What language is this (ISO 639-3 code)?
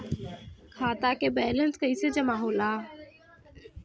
bho